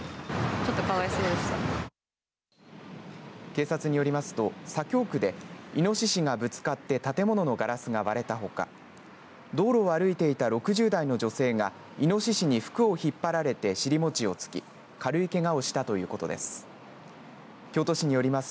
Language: Japanese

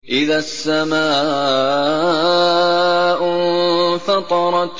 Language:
Arabic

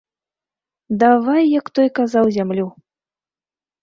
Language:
Belarusian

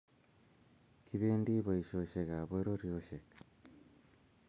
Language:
Kalenjin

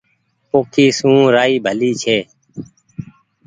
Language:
Goaria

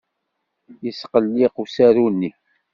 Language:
Kabyle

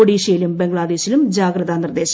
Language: Malayalam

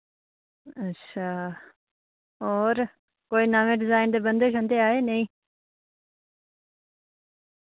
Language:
Dogri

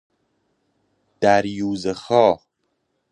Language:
Persian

